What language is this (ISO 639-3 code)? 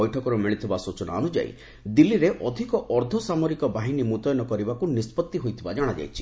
ori